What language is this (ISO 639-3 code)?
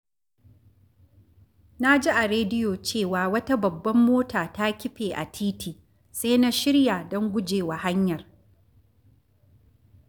hau